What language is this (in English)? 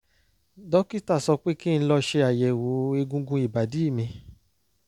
Yoruba